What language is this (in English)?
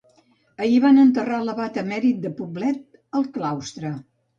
Catalan